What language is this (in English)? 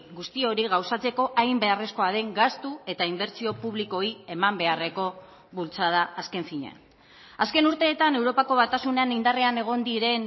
Basque